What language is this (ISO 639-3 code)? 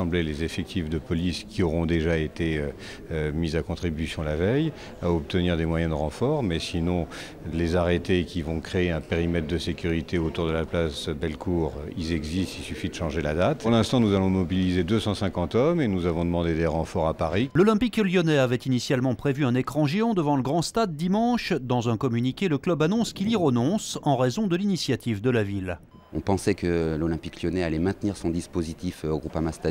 fra